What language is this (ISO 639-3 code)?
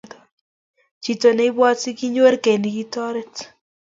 kln